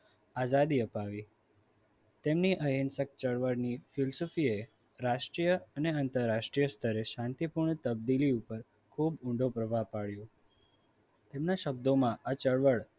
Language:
Gujarati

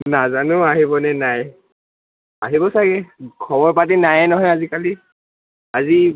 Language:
Assamese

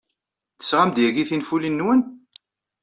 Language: Kabyle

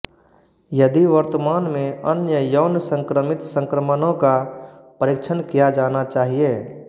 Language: Hindi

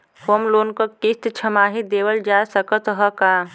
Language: Bhojpuri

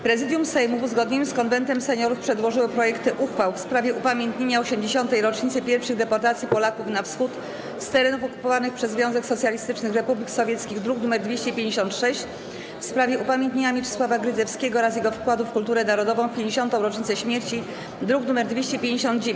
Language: Polish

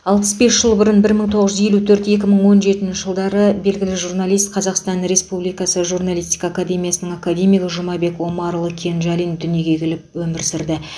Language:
Kazakh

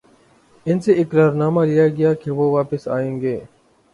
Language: Urdu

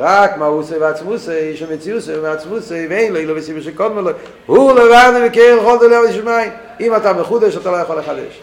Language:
Hebrew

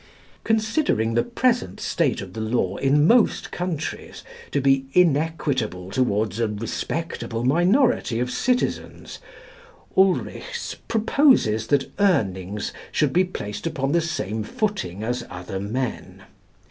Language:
English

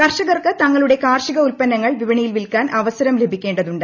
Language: Malayalam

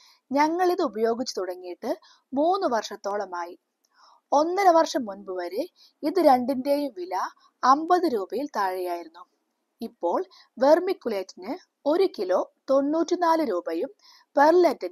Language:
Malayalam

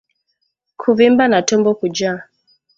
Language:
Swahili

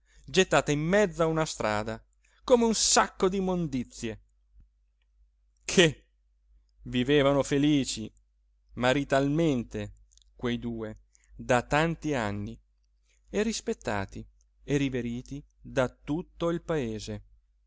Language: Italian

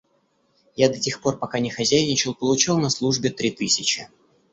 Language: Russian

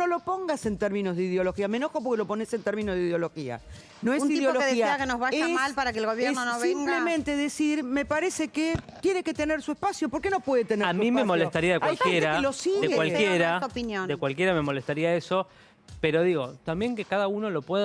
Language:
Spanish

